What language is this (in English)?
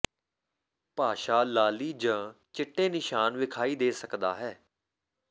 Punjabi